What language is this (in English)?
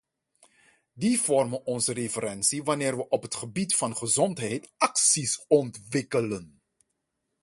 Dutch